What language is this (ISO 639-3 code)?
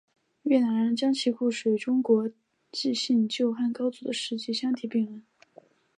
zho